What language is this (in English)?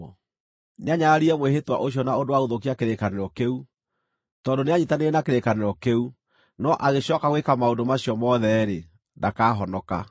Kikuyu